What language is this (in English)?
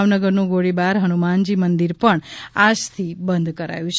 Gujarati